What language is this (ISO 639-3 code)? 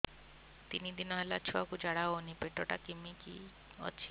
ori